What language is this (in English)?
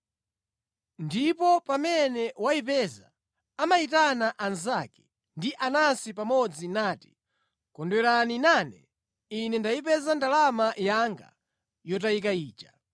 Nyanja